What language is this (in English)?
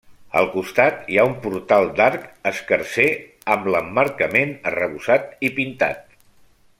Catalan